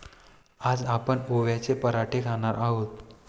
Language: Marathi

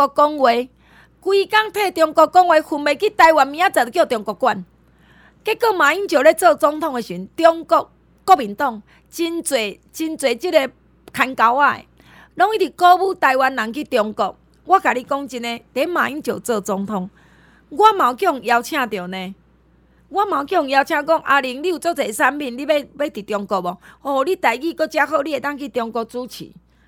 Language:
Chinese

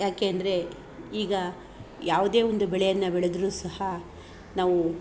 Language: Kannada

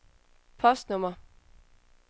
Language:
Danish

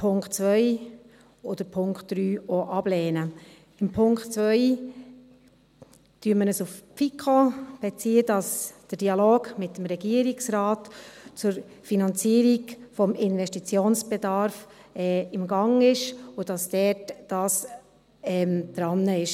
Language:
Swiss German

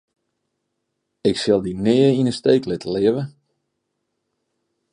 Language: Western Frisian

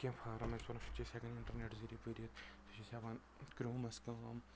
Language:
Kashmiri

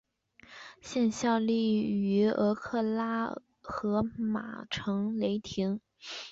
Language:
Chinese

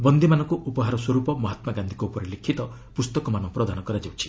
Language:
Odia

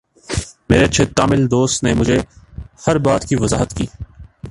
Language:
Urdu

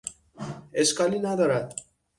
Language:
Persian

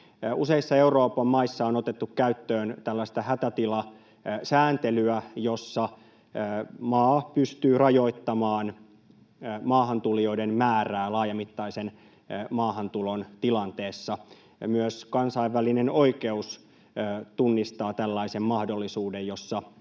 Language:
Finnish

